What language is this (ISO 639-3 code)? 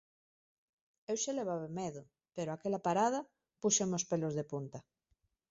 glg